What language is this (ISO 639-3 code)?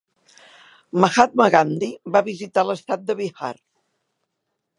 cat